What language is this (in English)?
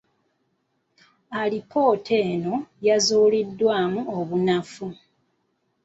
Ganda